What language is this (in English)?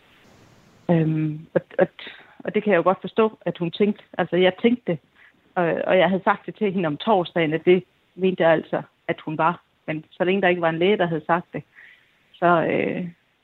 Danish